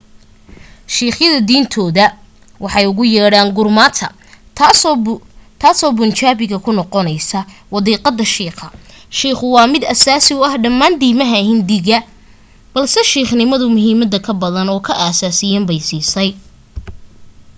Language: Somali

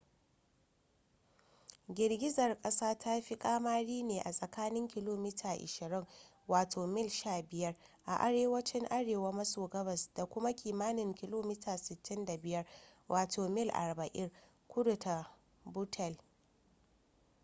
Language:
Hausa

